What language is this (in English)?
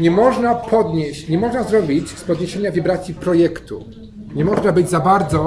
Polish